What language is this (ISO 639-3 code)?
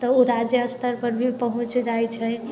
mai